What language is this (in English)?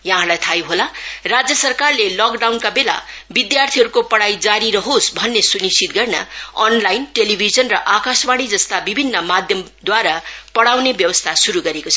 Nepali